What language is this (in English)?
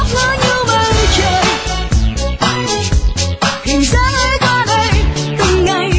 Vietnamese